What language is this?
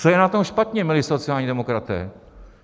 Czech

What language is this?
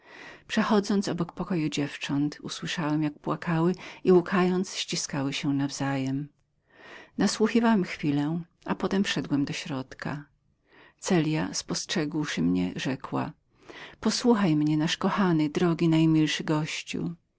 Polish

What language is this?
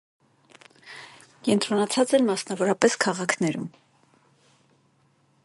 Armenian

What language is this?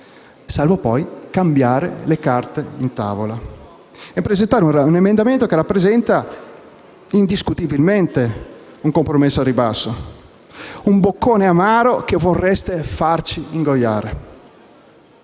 Italian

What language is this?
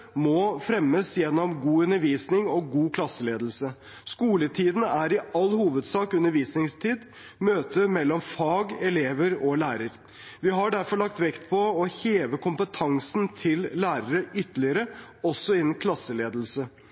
Norwegian Bokmål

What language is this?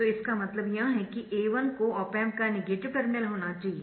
Hindi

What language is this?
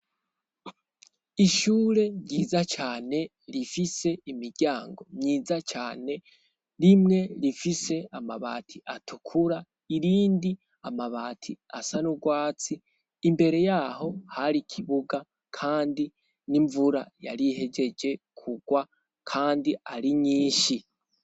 Rundi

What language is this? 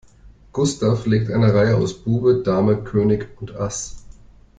German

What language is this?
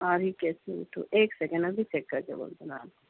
Urdu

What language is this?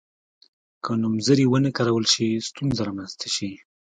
Pashto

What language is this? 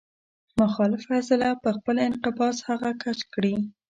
Pashto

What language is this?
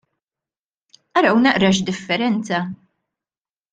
Maltese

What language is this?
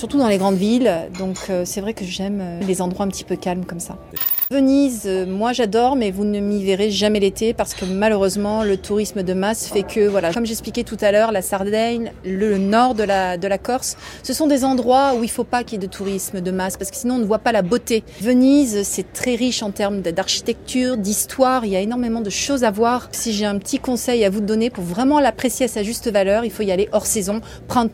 French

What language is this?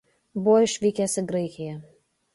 Lithuanian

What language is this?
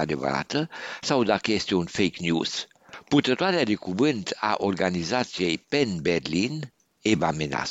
Romanian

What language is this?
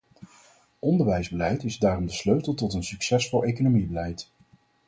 Dutch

